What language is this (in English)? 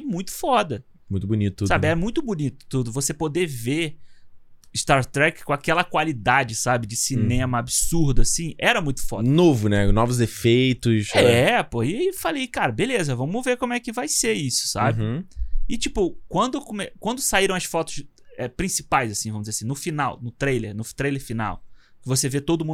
Portuguese